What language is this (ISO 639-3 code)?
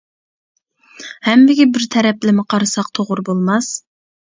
uig